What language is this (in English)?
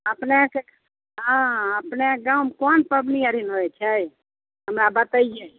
Maithili